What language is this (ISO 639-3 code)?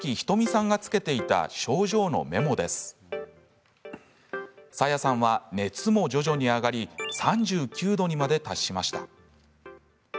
jpn